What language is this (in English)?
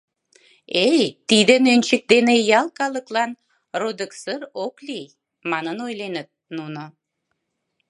Mari